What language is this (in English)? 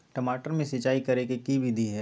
Magahi